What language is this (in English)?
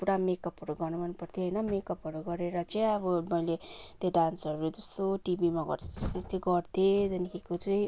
Nepali